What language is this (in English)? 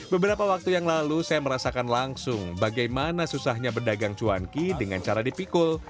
Indonesian